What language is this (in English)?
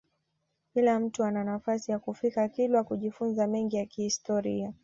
Swahili